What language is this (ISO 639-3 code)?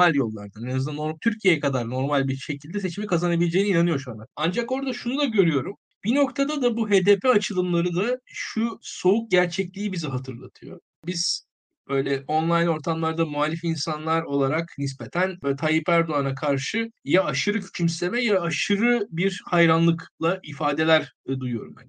tur